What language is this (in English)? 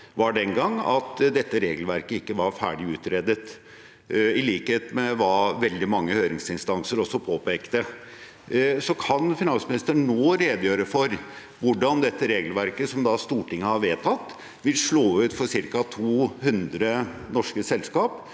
Norwegian